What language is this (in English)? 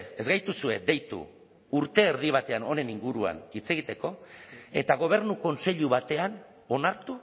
Basque